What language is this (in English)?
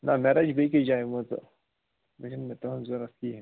Kashmiri